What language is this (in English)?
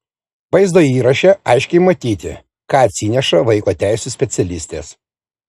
Lithuanian